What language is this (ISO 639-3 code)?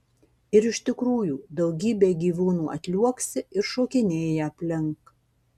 lit